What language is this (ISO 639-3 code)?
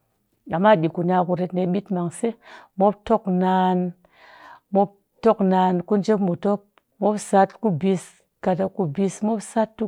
cky